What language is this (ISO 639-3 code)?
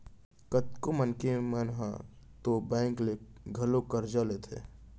hne